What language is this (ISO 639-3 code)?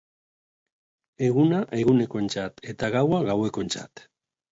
eus